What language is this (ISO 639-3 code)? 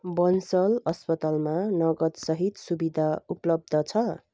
nep